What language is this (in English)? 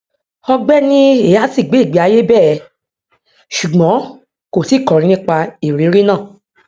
Yoruba